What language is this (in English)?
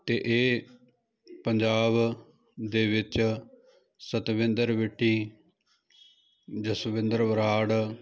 Punjabi